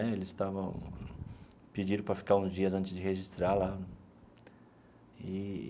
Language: Portuguese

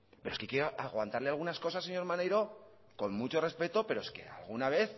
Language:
Spanish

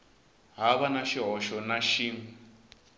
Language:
Tsonga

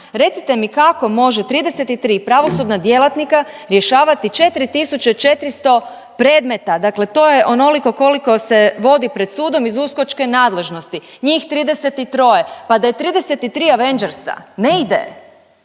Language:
Croatian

